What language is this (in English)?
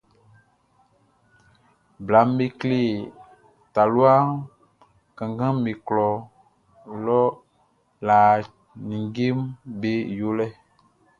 Baoulé